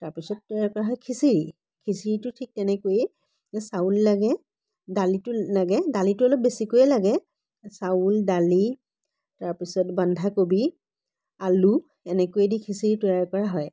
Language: Assamese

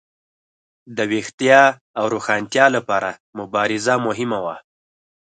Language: Pashto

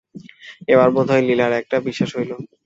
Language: Bangla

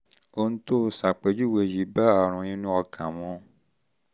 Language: Yoruba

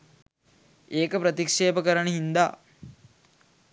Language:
Sinhala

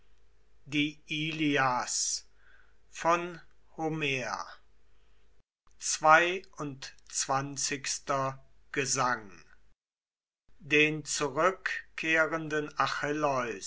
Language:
German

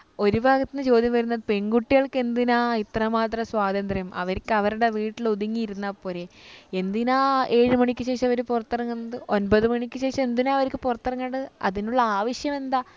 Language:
Malayalam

